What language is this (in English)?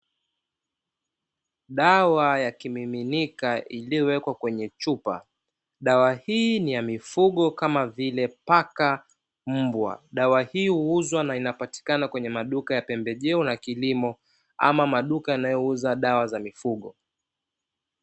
Swahili